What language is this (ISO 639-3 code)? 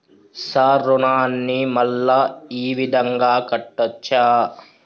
tel